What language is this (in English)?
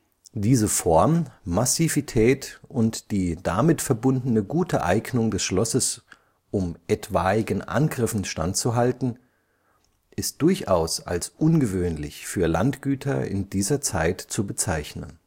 German